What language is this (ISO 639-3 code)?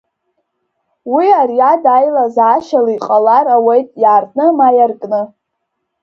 abk